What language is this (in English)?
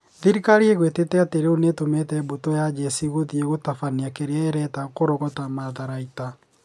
Kikuyu